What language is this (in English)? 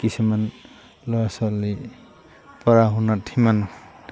Assamese